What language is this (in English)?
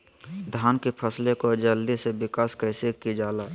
Magahi